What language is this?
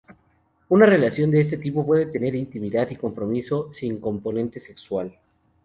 Spanish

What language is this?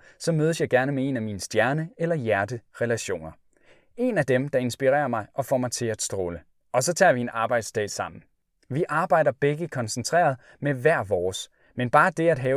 Danish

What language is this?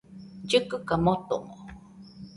Nüpode Huitoto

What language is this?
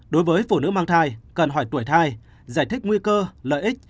Vietnamese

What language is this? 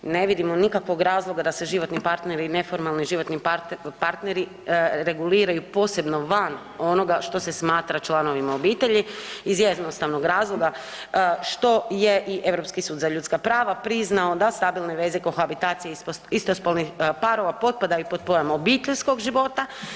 Croatian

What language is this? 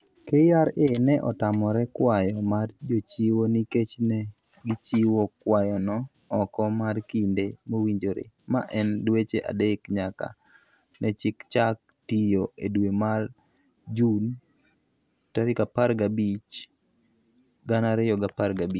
Luo (Kenya and Tanzania)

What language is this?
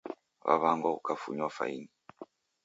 Taita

